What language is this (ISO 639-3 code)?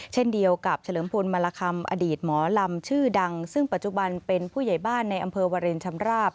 tha